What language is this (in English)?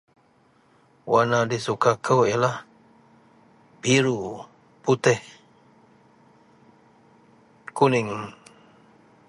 Central Melanau